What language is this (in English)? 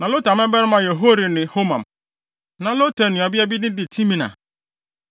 Akan